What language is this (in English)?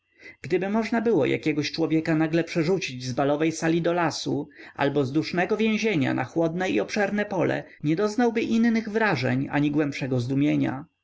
Polish